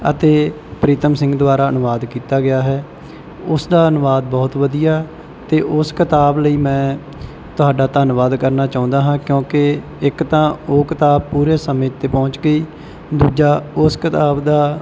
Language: Punjabi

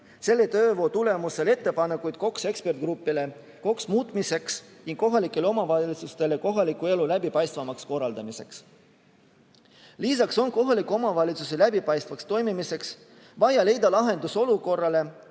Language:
Estonian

